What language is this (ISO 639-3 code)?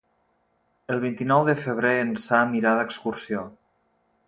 cat